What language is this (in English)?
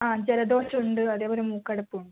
Malayalam